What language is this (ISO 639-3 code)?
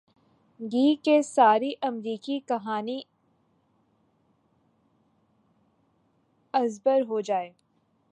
urd